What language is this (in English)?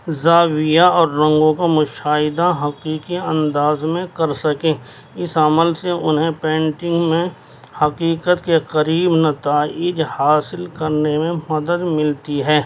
Urdu